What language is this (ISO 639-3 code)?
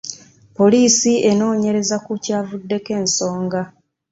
lug